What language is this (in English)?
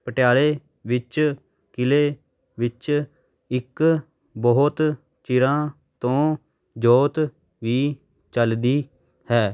Punjabi